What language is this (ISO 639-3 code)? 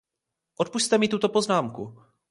ces